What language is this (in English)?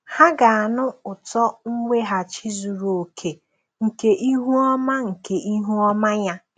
Igbo